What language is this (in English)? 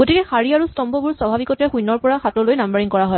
Assamese